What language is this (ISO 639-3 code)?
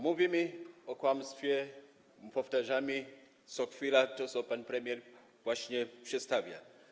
pol